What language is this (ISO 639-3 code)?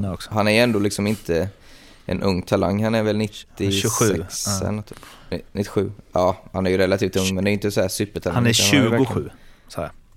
swe